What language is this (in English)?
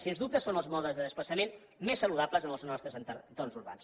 Catalan